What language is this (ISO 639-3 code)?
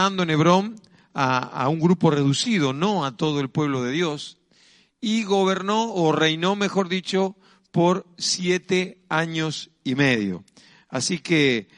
spa